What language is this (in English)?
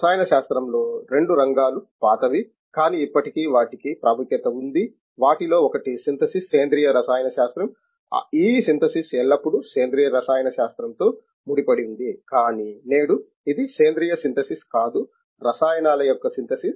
Telugu